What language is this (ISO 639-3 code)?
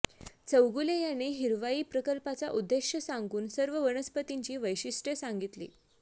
mar